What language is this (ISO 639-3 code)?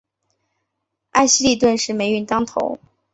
zho